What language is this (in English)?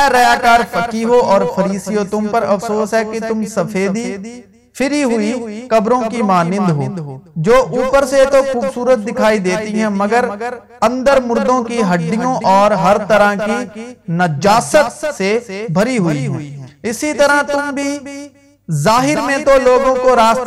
Urdu